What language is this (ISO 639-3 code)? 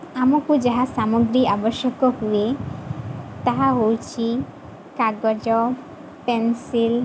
ori